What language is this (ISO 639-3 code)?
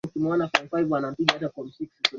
swa